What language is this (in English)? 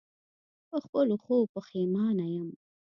Pashto